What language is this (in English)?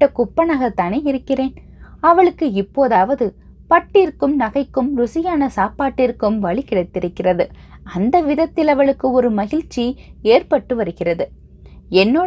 Tamil